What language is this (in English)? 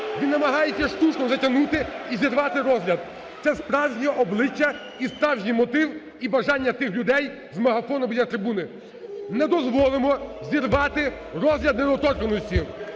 Ukrainian